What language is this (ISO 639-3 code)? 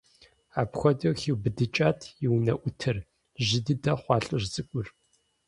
kbd